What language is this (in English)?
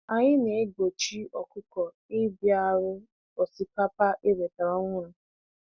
Igbo